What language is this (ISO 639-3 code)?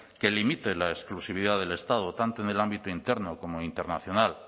spa